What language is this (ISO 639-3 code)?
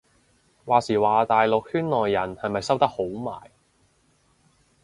yue